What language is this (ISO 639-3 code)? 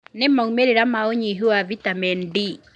kik